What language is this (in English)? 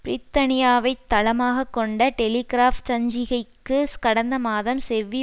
Tamil